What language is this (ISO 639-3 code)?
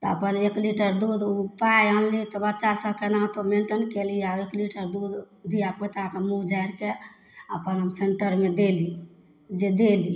mai